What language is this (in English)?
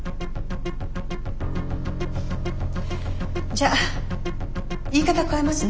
Japanese